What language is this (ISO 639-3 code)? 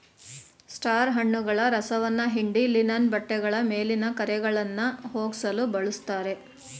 kan